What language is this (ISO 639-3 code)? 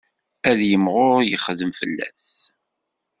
kab